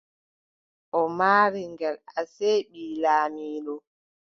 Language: Adamawa Fulfulde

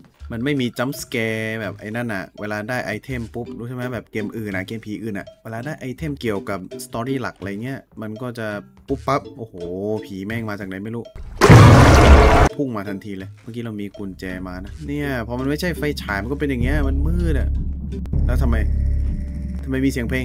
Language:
Thai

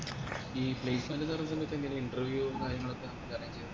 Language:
Malayalam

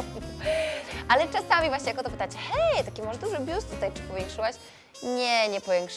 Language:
Polish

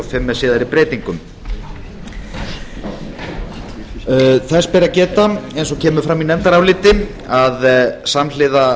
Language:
Icelandic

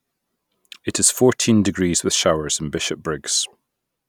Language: English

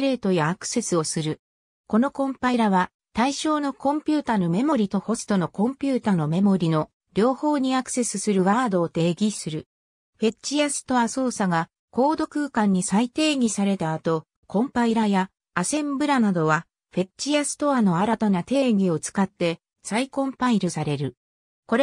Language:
Japanese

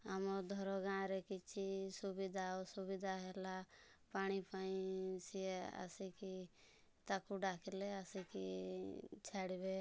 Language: Odia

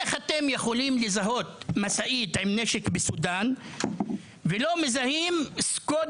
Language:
Hebrew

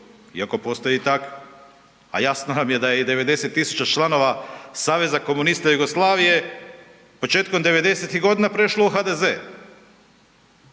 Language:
Croatian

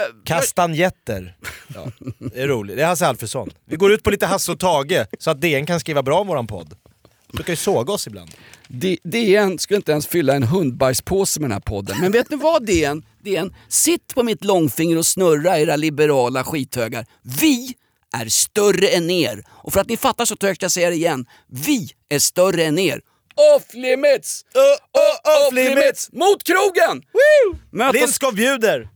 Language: Swedish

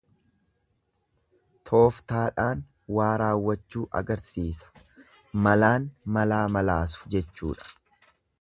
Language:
Oromo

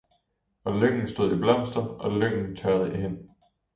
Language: Danish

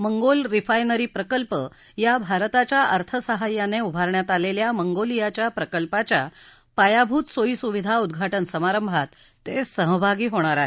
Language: Marathi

